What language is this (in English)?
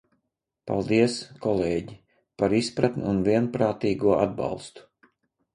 Latvian